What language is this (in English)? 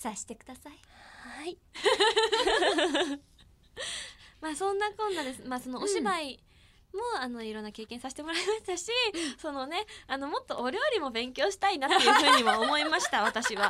Japanese